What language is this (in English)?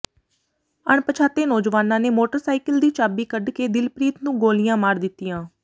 Punjabi